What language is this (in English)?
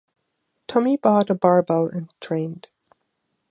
English